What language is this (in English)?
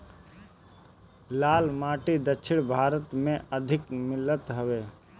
Bhojpuri